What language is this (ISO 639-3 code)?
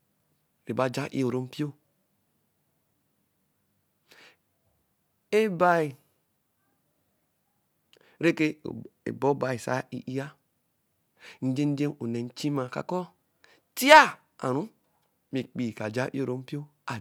elm